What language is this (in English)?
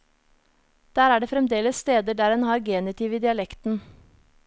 Norwegian